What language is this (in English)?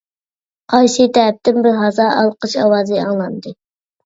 Uyghur